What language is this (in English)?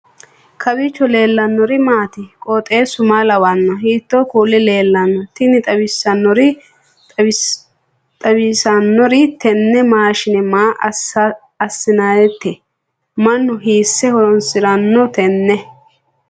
Sidamo